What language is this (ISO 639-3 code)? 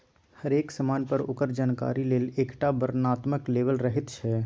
mai